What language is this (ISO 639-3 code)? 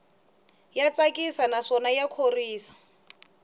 tso